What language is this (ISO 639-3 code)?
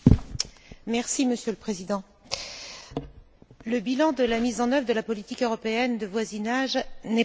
fra